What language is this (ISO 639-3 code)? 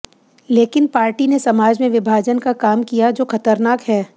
hin